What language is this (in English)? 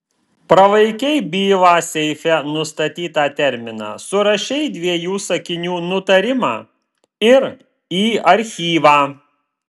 Lithuanian